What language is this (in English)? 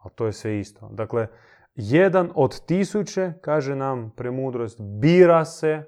Croatian